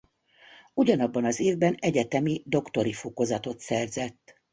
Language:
Hungarian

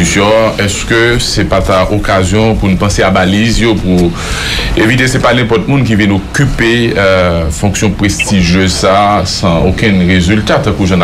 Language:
French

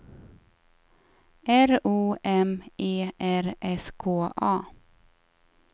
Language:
Swedish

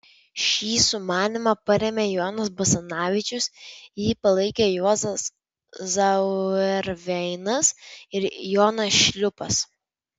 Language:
Lithuanian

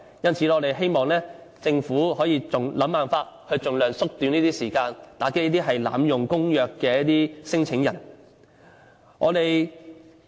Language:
Cantonese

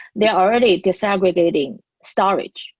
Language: English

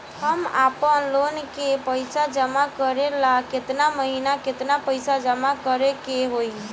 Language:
Bhojpuri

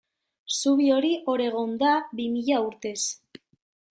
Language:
Basque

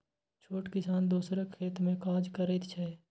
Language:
Maithili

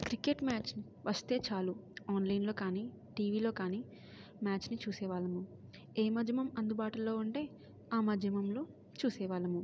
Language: Telugu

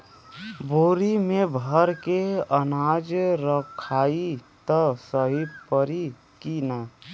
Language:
Bhojpuri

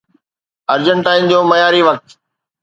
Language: Sindhi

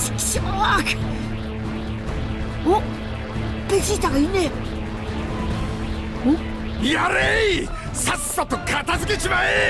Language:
Japanese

